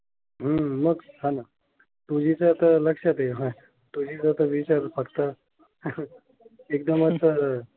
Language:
Marathi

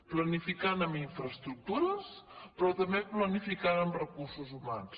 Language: Catalan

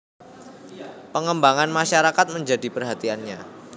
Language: Javanese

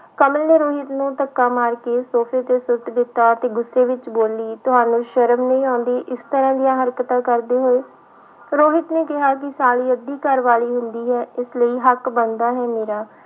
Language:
Punjabi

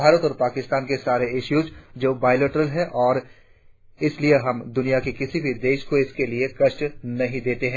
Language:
Hindi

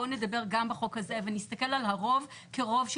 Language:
Hebrew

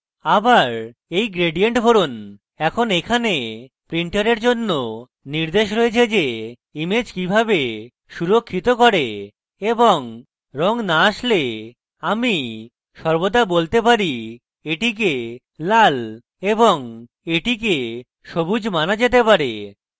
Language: Bangla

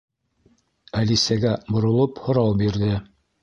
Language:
Bashkir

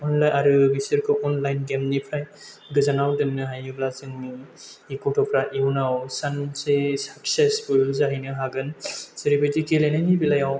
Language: Bodo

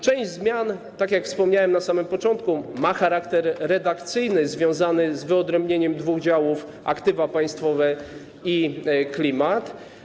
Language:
Polish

